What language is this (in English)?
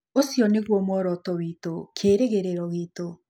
Kikuyu